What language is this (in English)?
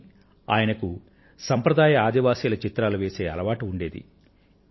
Telugu